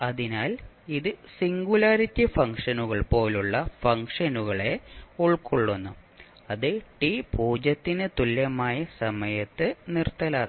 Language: Malayalam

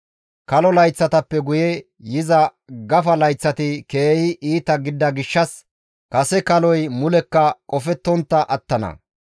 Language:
Gamo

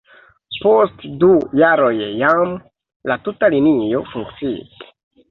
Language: Esperanto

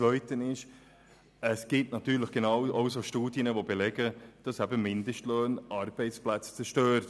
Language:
Swiss German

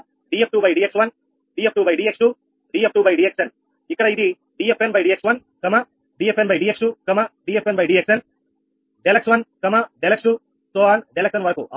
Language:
Telugu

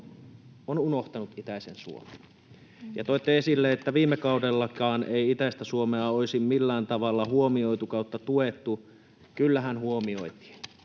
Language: Finnish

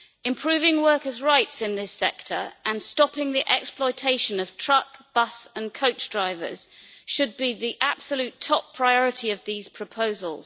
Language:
English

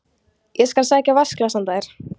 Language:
Icelandic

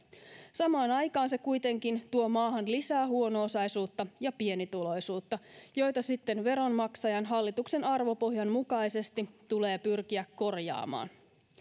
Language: Finnish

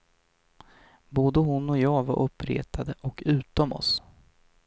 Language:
Swedish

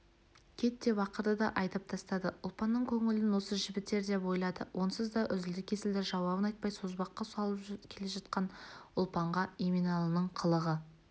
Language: Kazakh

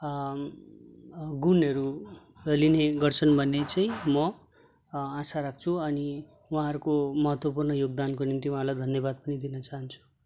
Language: Nepali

